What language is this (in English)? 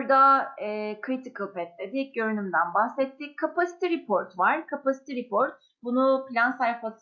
Turkish